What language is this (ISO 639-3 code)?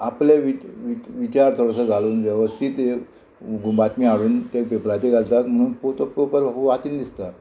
kok